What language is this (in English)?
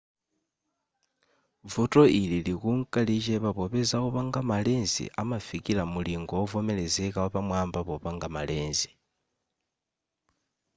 Nyanja